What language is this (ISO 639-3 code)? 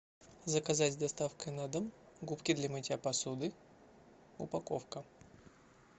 rus